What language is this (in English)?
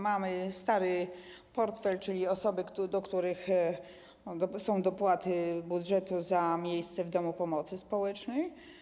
Polish